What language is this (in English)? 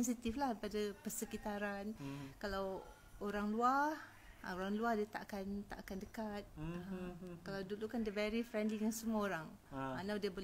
Malay